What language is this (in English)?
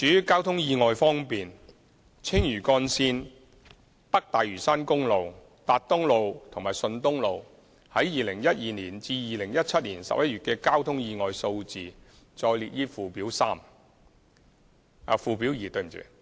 Cantonese